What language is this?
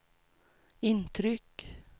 Swedish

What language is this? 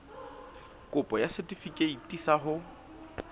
Southern Sotho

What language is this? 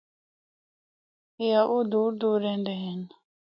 Northern Hindko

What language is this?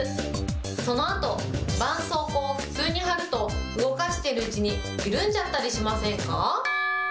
Japanese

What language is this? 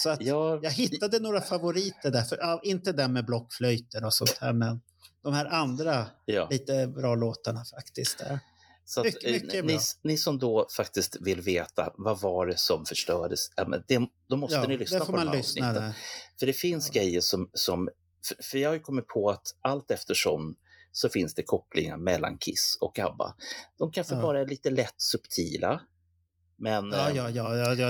Swedish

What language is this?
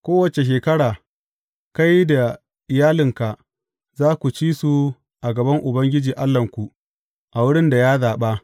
Hausa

